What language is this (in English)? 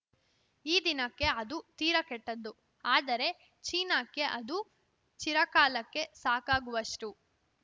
Kannada